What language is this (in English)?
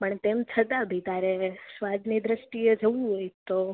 Gujarati